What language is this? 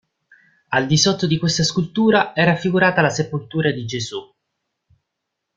Italian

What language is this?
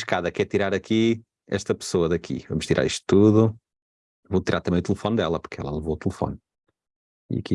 Portuguese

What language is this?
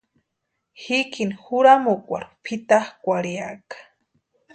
Western Highland Purepecha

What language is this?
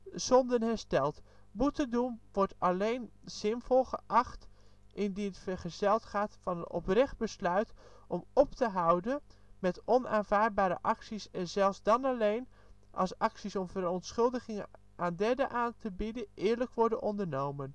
Dutch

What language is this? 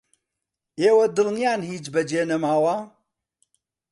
Central Kurdish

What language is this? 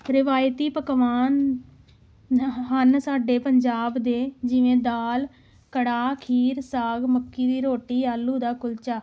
Punjabi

